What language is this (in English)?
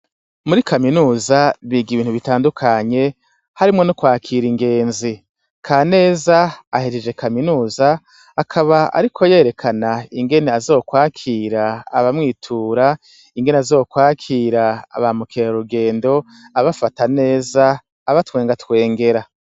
Rundi